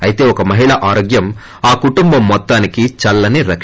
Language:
Telugu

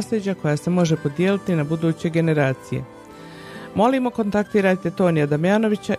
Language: Croatian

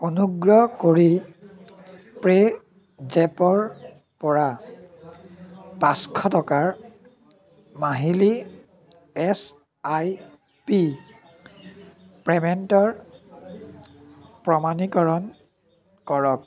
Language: Assamese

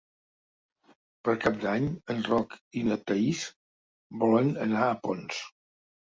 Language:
Catalan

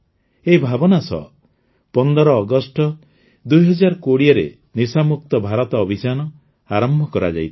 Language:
Odia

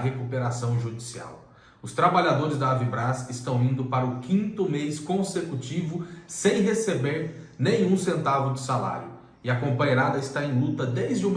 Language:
Portuguese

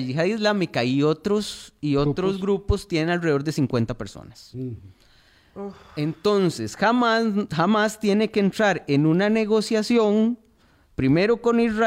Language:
Spanish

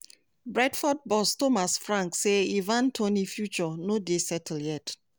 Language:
Nigerian Pidgin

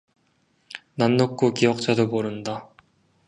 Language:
Korean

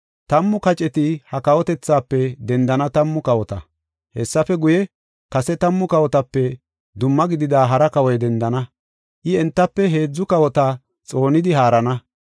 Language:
Gofa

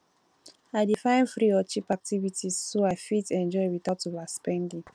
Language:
Nigerian Pidgin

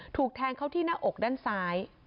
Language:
Thai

